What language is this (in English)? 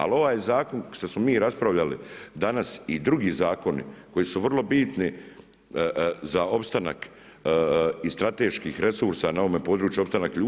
Croatian